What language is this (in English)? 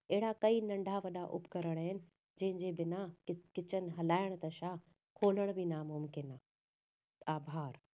Sindhi